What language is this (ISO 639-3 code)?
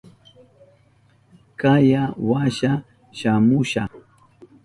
qup